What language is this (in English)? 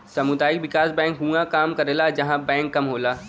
Bhojpuri